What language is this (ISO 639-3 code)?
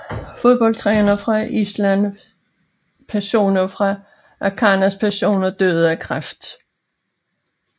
dan